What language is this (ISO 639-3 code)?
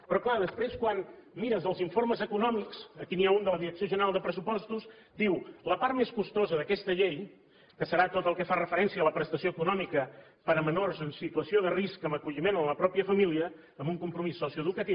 cat